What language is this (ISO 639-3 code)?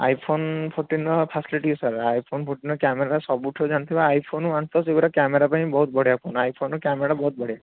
ori